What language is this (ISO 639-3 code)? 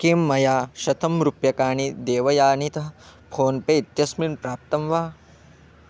san